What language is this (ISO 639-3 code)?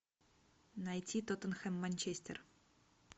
rus